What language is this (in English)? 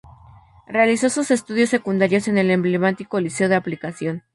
Spanish